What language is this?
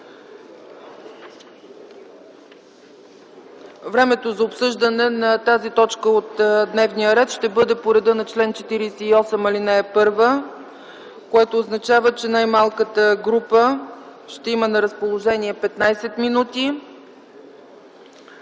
Bulgarian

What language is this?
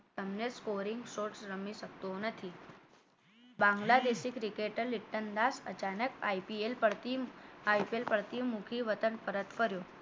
Gujarati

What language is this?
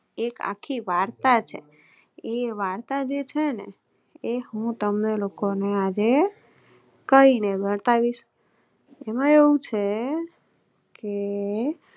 Gujarati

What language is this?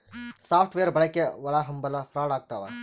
Kannada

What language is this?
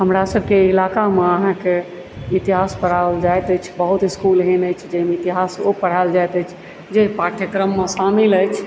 Maithili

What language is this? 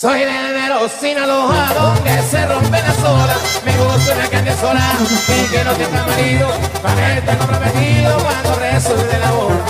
Spanish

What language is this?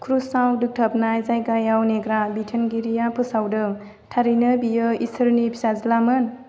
Bodo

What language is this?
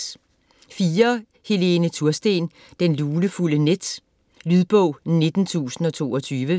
Danish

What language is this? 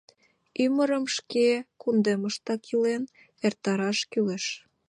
Mari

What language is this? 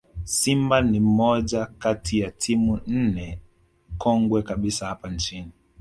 Swahili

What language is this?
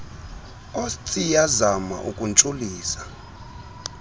Xhosa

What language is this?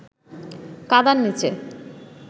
Bangla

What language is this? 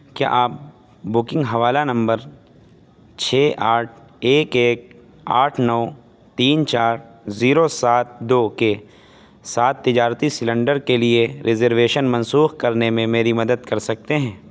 Urdu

